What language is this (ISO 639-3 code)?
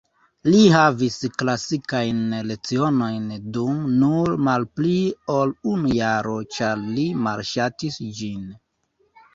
epo